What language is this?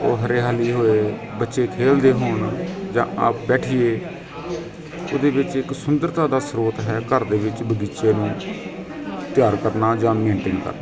Punjabi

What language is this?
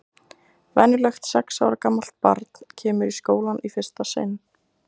Icelandic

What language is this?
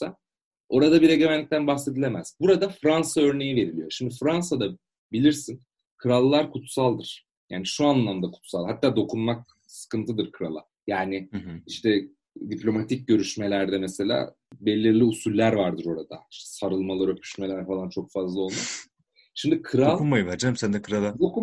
Turkish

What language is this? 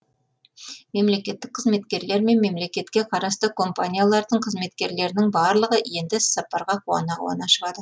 Kazakh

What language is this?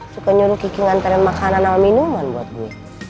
Indonesian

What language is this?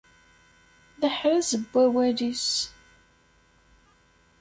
Kabyle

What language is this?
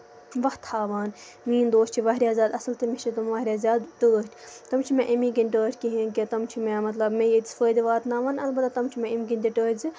Kashmiri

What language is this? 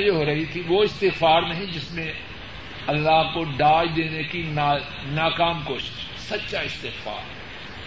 Urdu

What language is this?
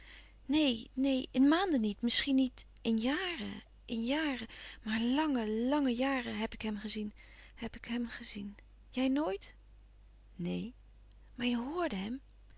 Dutch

